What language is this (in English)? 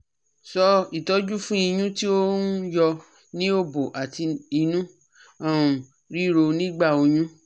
Yoruba